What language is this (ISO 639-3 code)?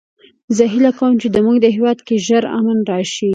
pus